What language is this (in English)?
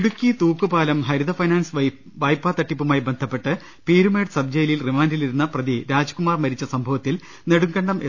Malayalam